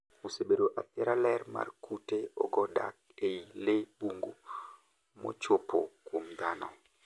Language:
Luo (Kenya and Tanzania)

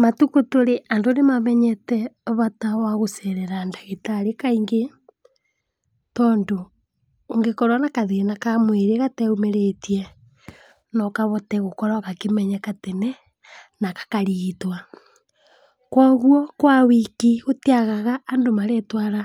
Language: Kikuyu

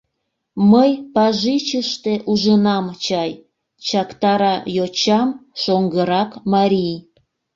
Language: Mari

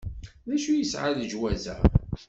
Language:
Kabyle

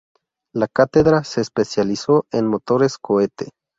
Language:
Spanish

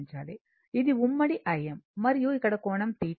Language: Telugu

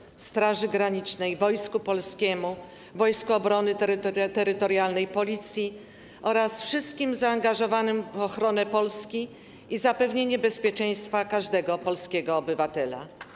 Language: Polish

